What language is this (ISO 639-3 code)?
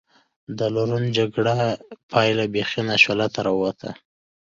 pus